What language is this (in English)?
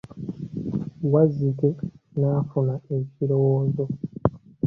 Ganda